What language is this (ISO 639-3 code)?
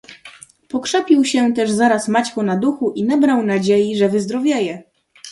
pol